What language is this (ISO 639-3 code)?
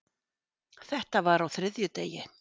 isl